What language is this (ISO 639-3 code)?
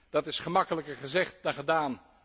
nld